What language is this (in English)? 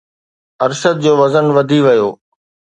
Sindhi